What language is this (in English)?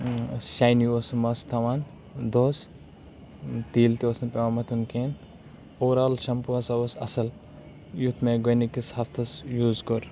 Kashmiri